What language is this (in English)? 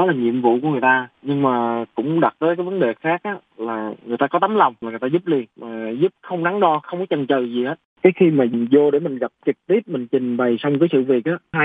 Vietnamese